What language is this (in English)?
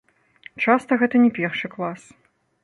Belarusian